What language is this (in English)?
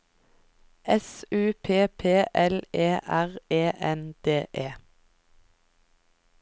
Norwegian